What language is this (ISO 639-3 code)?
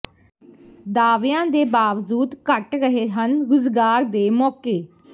pan